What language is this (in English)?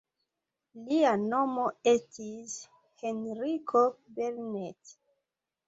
Esperanto